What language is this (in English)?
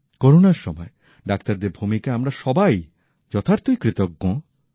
Bangla